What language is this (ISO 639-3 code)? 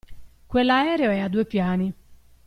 ita